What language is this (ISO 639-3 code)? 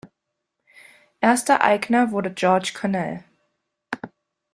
deu